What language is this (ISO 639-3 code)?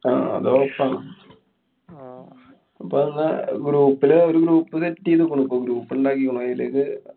mal